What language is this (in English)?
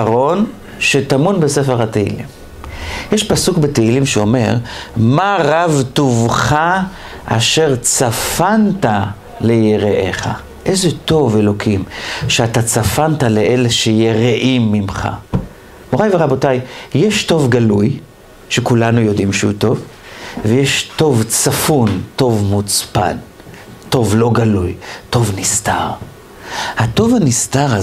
Hebrew